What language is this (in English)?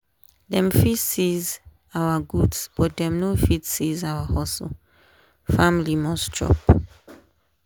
Nigerian Pidgin